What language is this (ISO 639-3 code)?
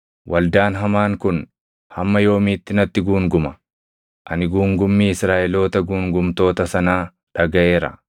orm